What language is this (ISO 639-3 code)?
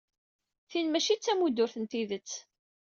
kab